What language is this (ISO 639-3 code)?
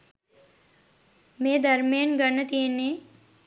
sin